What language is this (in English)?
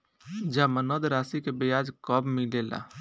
Bhojpuri